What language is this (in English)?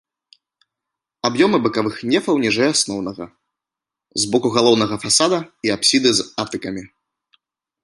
Belarusian